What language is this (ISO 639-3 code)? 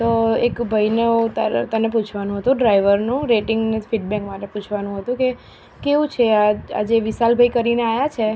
guj